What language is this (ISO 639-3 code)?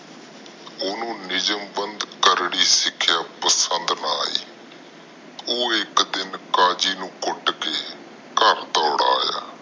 pan